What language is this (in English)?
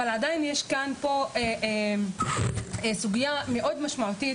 Hebrew